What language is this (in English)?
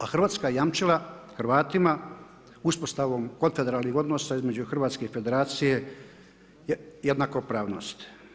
Croatian